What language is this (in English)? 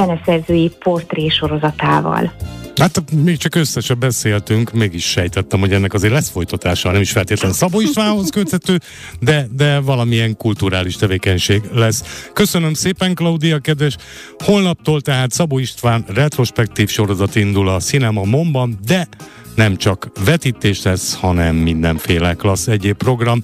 Hungarian